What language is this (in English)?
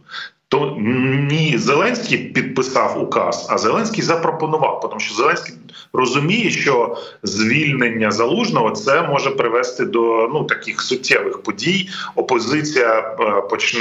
Ukrainian